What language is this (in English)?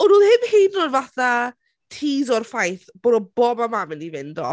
Welsh